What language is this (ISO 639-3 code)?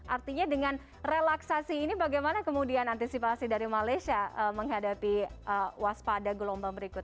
ind